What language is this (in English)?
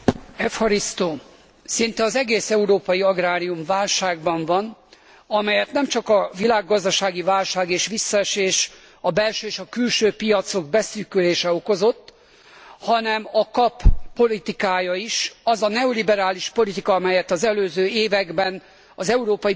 Hungarian